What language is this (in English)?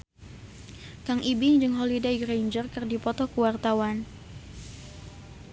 Sundanese